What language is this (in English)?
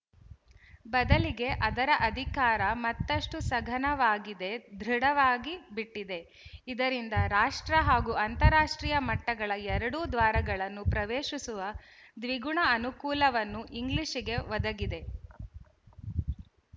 Kannada